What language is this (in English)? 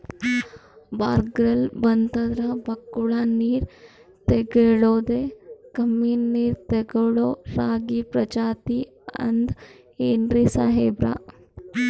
Kannada